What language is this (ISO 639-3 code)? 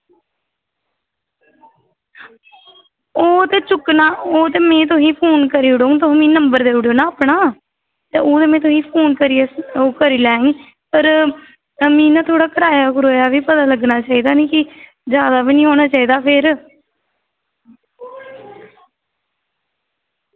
doi